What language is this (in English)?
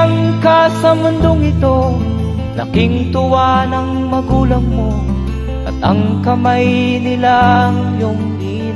Filipino